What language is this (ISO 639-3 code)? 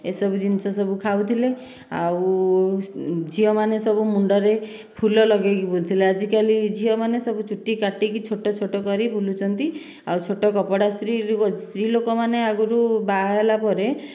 ori